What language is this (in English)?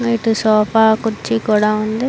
Telugu